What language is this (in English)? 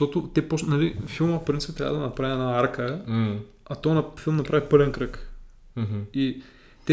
Bulgarian